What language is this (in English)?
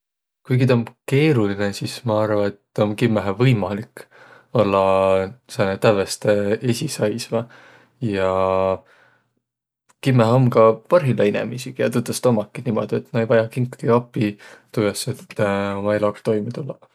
Võro